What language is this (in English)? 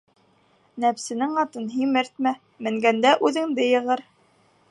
Bashkir